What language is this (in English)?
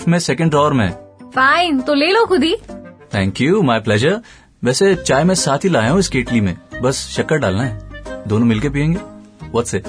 Hindi